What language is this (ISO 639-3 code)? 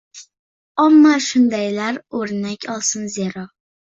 uzb